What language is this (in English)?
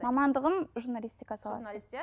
Kazakh